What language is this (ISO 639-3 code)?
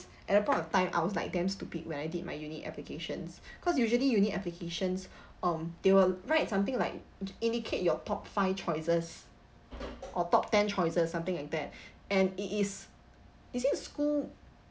eng